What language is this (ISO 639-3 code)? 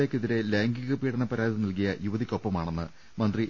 mal